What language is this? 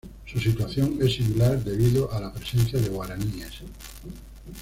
Spanish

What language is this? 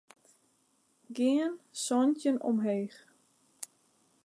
Western Frisian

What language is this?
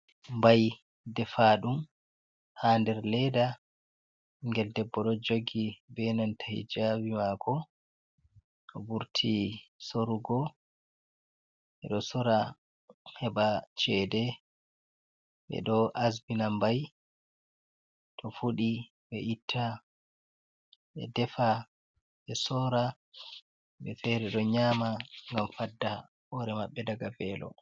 Fula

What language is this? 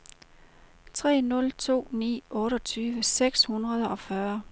Danish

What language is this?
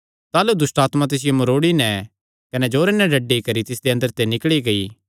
Kangri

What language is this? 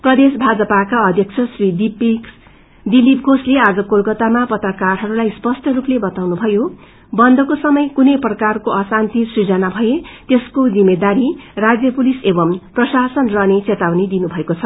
Nepali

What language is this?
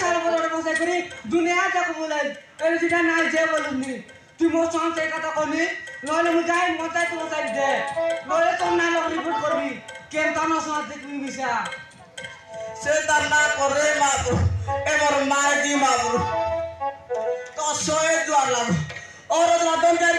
Arabic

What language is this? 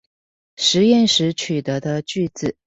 Chinese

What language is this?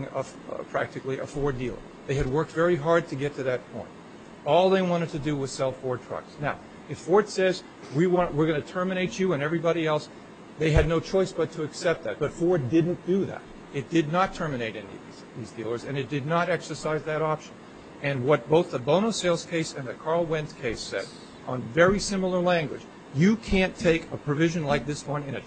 English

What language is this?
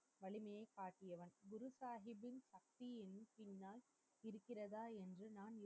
Tamil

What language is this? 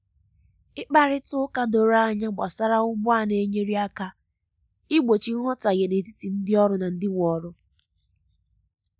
Igbo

